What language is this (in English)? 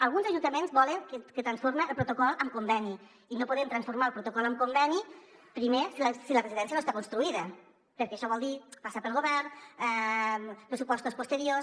Catalan